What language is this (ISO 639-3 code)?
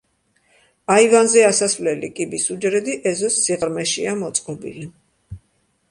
kat